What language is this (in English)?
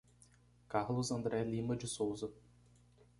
Portuguese